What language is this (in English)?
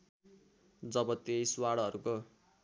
Nepali